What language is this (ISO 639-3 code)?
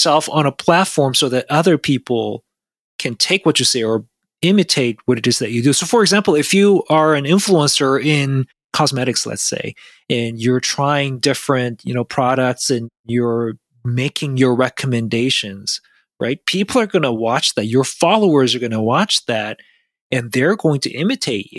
eng